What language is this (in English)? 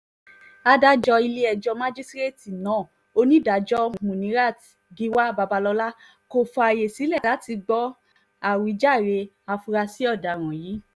Yoruba